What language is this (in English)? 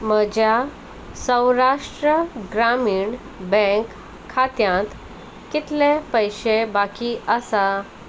Konkani